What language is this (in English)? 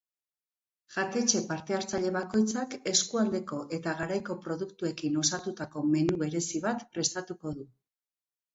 Basque